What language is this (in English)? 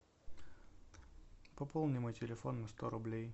Russian